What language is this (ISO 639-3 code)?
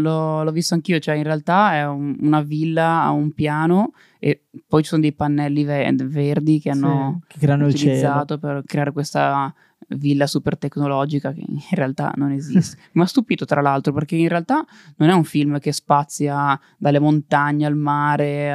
ita